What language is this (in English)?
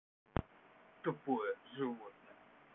Russian